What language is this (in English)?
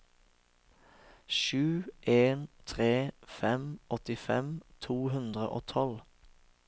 Norwegian